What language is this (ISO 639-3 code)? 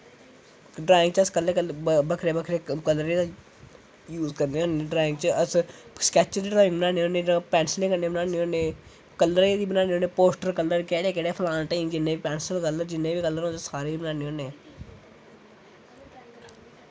doi